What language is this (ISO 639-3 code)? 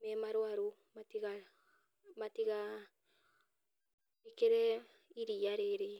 kik